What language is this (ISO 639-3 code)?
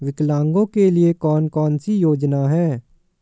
hin